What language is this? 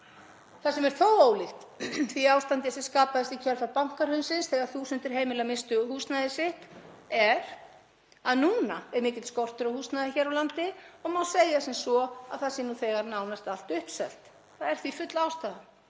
Icelandic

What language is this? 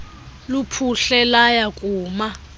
Xhosa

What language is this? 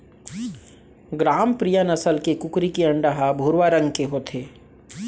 Chhattisgarhi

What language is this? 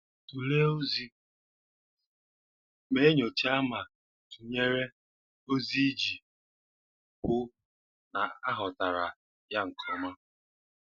Igbo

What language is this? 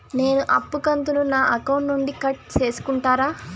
Telugu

